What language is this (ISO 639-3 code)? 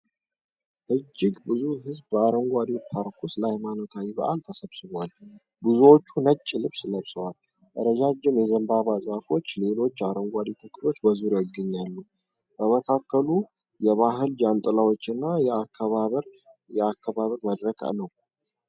amh